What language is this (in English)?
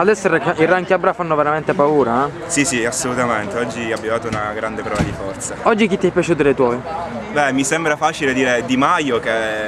Italian